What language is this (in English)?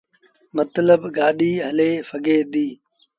Sindhi Bhil